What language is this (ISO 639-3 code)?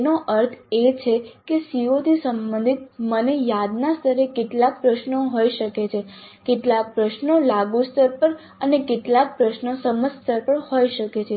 guj